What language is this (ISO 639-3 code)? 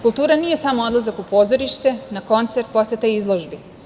srp